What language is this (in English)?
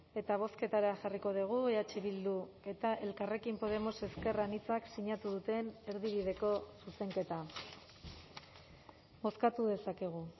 Basque